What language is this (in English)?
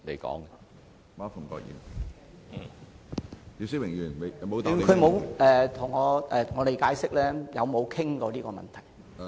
Cantonese